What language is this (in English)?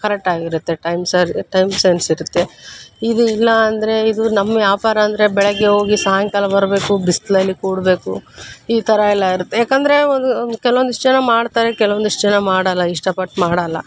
Kannada